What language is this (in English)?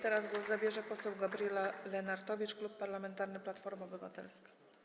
Polish